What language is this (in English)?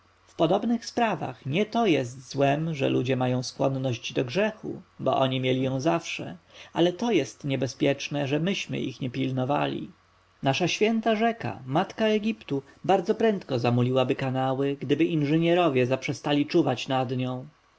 Polish